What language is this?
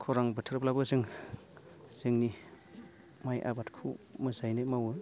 Bodo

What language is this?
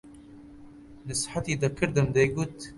Central Kurdish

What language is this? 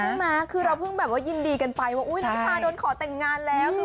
Thai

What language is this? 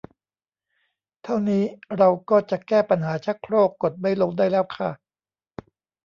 Thai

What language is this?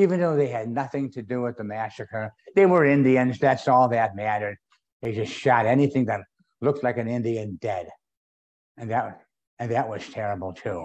English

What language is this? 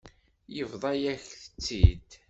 Kabyle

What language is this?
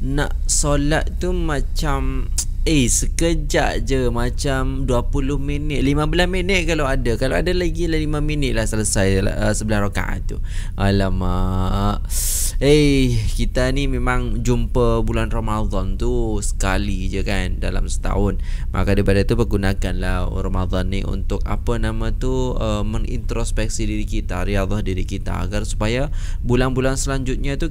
Malay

